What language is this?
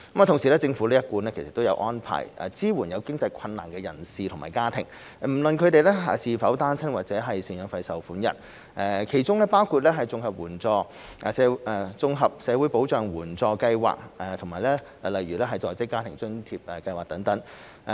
Cantonese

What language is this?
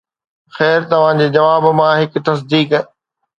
Sindhi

